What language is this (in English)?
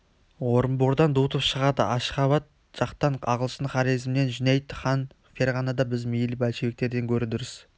Kazakh